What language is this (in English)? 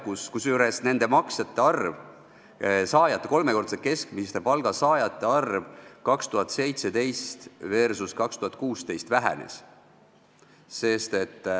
Estonian